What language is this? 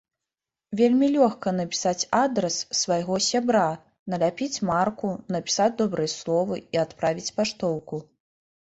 Belarusian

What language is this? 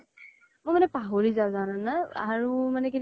Assamese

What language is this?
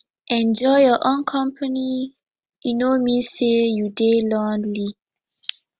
Nigerian Pidgin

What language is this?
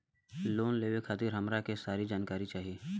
Bhojpuri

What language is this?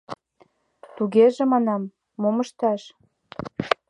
Mari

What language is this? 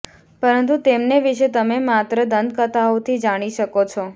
Gujarati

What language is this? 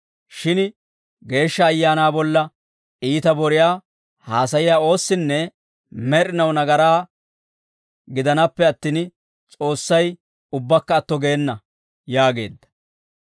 Dawro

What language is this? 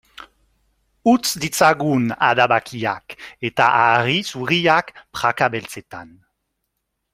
Basque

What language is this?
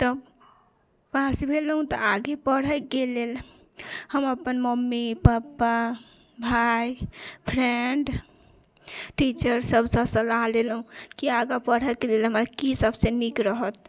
Maithili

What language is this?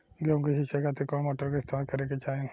Bhojpuri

